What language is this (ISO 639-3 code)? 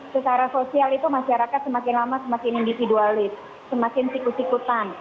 ind